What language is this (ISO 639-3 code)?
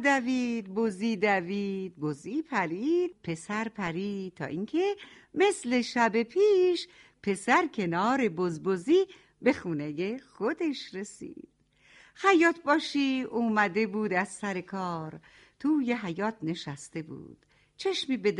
fas